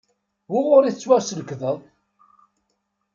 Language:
Kabyle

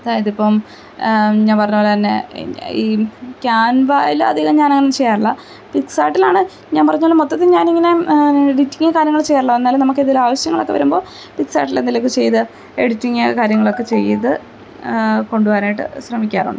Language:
Malayalam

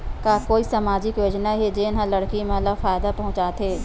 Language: Chhattisgarhi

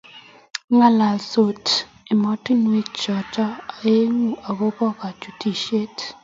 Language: Kalenjin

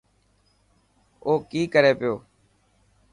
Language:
Dhatki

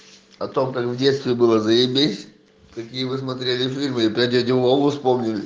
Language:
Russian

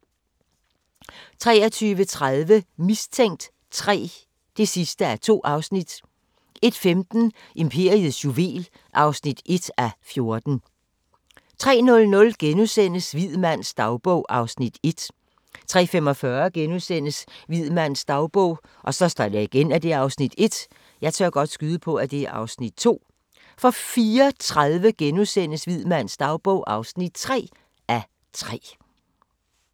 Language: Danish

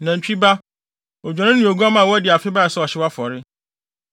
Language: Akan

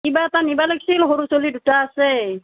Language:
Assamese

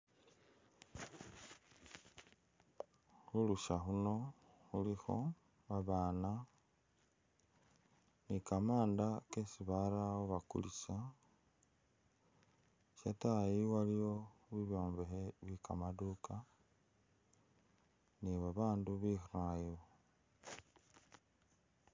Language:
Masaaba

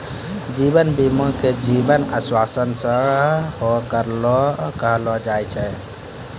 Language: Maithili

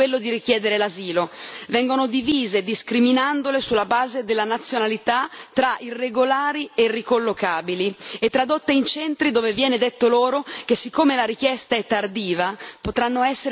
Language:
Italian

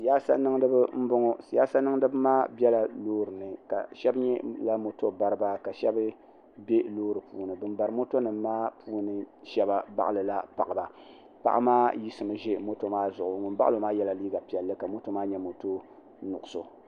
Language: Dagbani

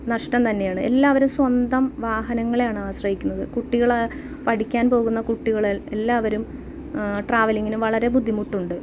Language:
Malayalam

